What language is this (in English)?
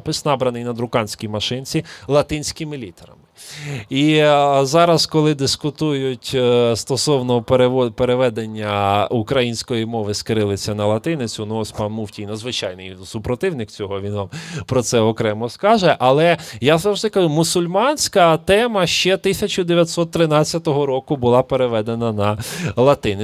Ukrainian